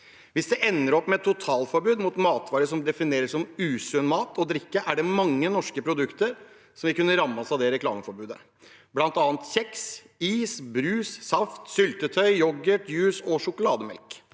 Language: Norwegian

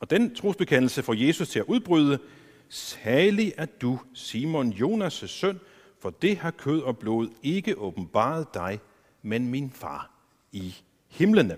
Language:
Danish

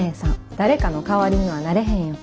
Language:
Japanese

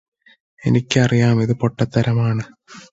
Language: Malayalam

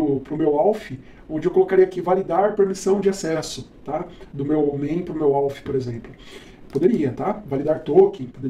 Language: Portuguese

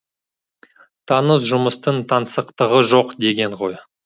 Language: Kazakh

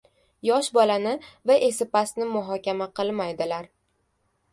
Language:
Uzbek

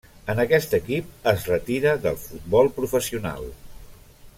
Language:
Catalan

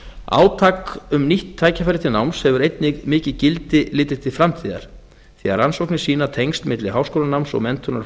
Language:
Icelandic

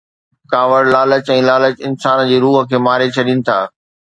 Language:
Sindhi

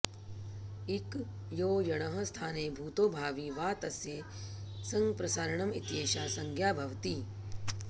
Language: Sanskrit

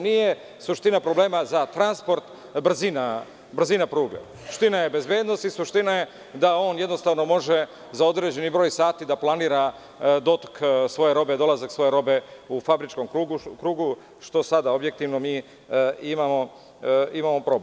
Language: Serbian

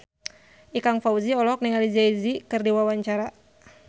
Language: Sundanese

